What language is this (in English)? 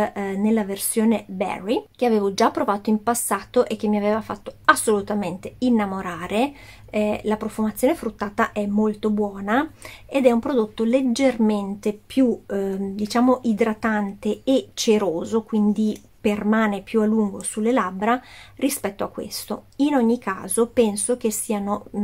Italian